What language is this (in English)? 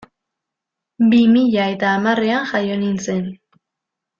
Basque